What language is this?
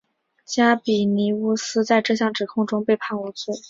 Chinese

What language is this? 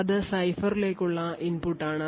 Malayalam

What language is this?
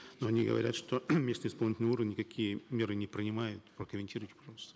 Kazakh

